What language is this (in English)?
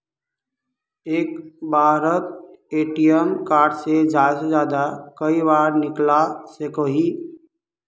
Magahi